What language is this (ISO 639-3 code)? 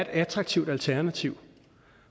dan